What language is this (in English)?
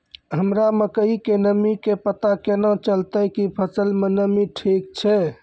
Maithili